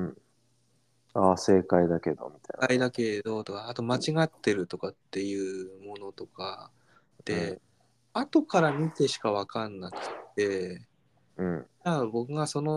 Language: Japanese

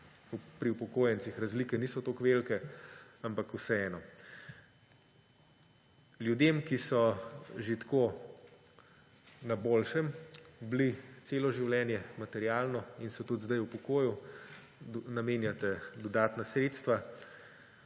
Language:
Slovenian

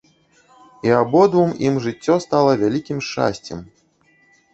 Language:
Belarusian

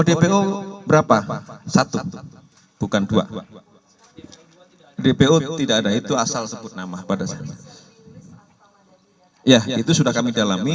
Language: Indonesian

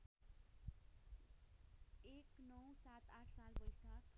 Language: Nepali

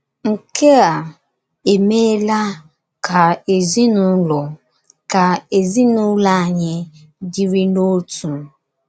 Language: Igbo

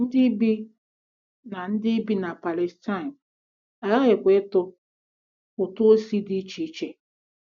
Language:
Igbo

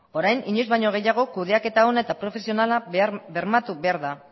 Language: Basque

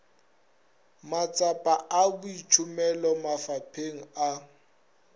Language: Northern Sotho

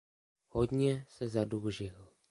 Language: Czech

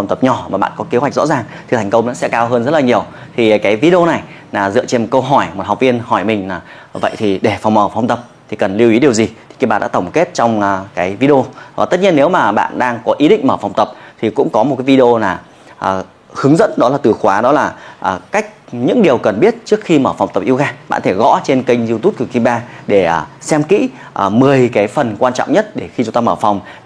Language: Vietnamese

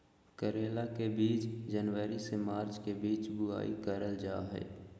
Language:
Magahi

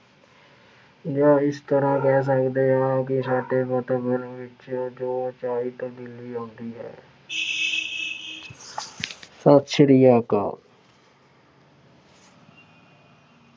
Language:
Punjabi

